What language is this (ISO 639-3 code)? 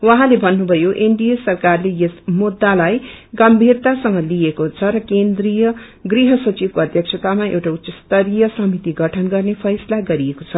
nep